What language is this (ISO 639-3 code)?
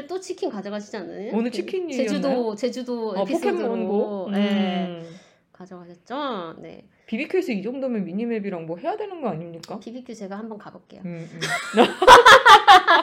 kor